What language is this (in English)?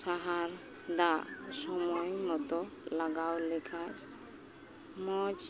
Santali